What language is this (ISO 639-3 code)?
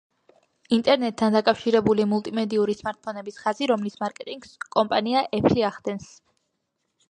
kat